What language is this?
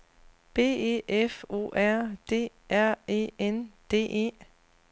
Danish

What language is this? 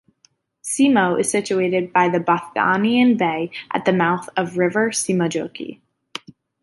English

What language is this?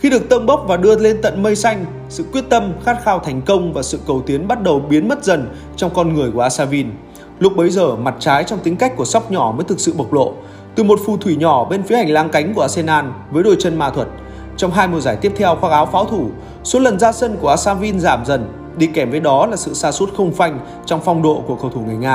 Vietnamese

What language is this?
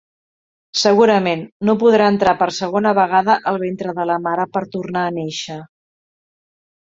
Catalan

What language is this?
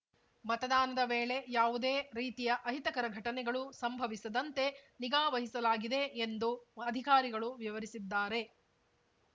Kannada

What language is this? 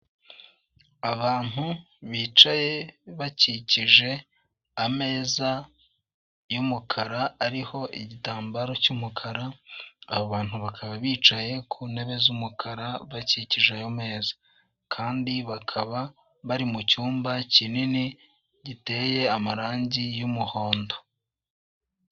Kinyarwanda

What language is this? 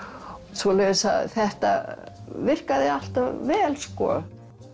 Icelandic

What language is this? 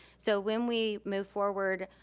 English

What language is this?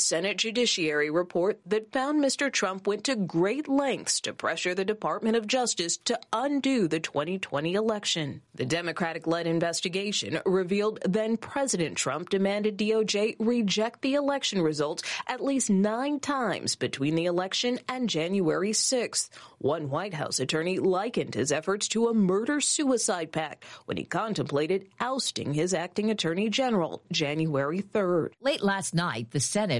English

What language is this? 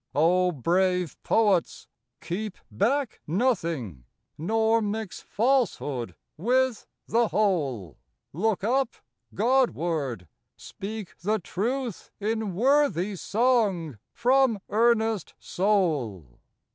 English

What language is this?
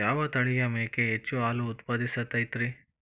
Kannada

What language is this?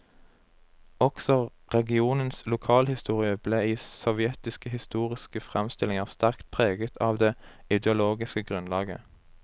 Norwegian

